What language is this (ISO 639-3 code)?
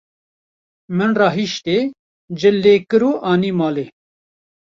kur